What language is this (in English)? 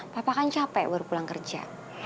Indonesian